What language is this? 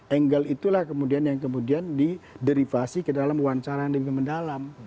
Indonesian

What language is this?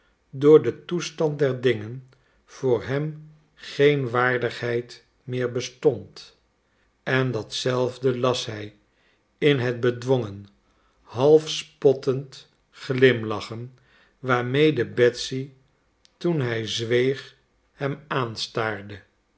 Dutch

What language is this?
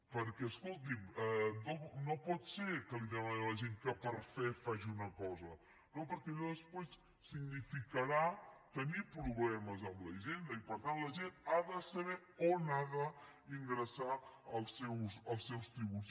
Catalan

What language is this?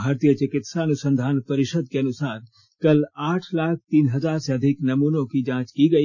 Hindi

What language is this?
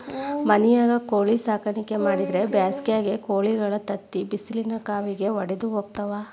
Kannada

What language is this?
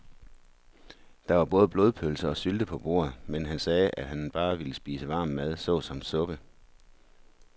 Danish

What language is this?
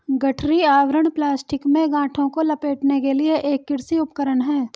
Hindi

